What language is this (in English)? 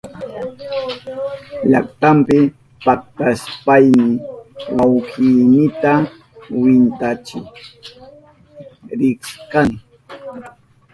Southern Pastaza Quechua